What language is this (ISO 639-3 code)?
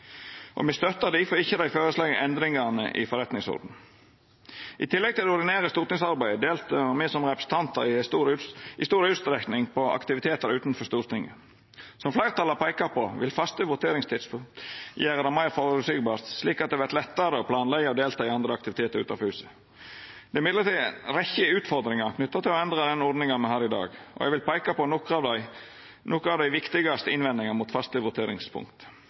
nno